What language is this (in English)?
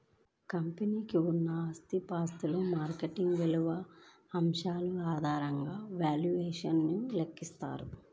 Telugu